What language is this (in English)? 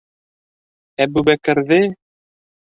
Bashkir